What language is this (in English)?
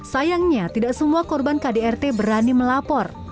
Indonesian